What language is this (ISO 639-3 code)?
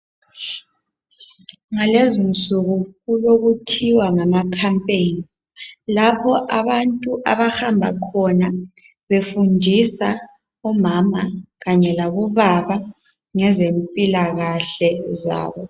nde